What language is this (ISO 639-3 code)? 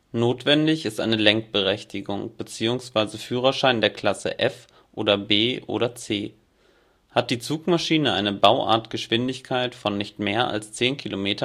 deu